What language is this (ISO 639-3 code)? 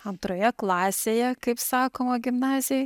lit